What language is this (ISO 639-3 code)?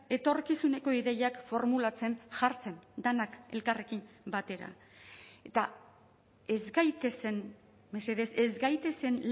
eus